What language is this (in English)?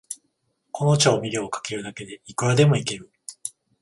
Japanese